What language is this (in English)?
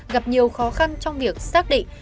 Vietnamese